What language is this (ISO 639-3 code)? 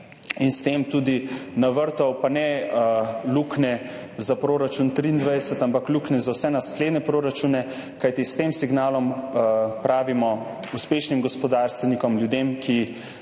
slv